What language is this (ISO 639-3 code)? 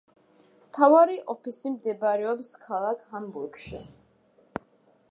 kat